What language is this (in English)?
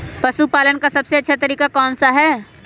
Magahi